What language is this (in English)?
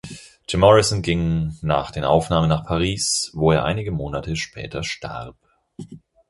German